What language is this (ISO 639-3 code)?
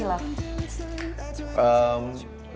ind